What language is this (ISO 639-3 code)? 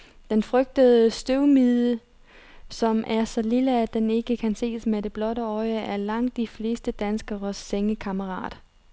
dan